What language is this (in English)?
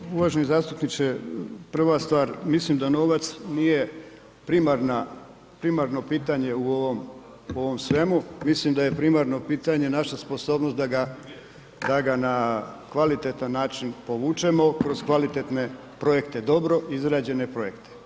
Croatian